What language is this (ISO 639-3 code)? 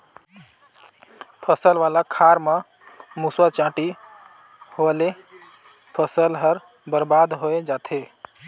hne